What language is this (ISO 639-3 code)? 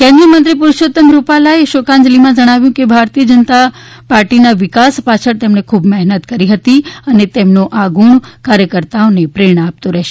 guj